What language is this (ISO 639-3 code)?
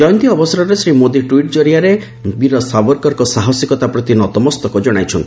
ori